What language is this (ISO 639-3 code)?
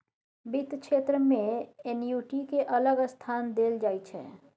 mai